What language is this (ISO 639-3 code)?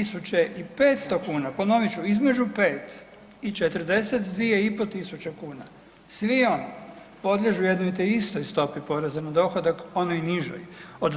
hrv